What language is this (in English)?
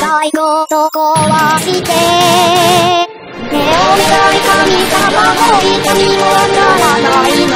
Thai